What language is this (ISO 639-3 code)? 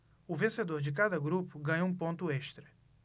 por